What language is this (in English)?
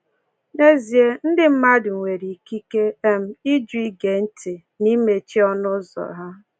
Igbo